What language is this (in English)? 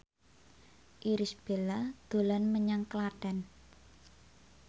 Javanese